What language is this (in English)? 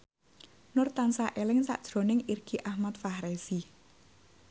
Javanese